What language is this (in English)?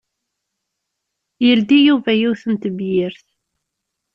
Kabyle